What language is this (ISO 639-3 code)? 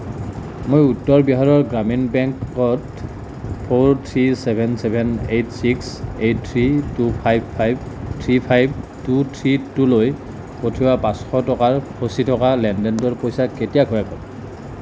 asm